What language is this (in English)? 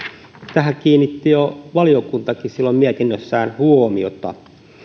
Finnish